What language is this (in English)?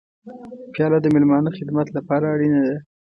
Pashto